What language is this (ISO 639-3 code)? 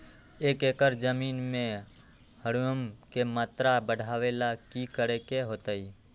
mag